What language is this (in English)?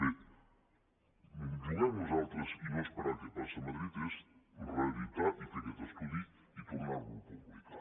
Catalan